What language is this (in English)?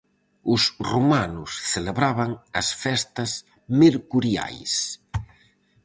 Galician